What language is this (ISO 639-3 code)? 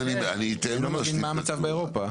heb